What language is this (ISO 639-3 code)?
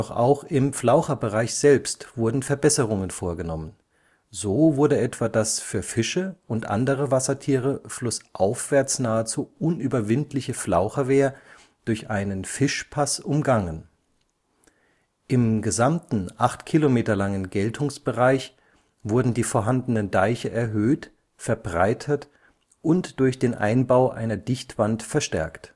deu